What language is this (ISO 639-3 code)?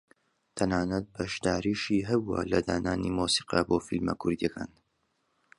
ckb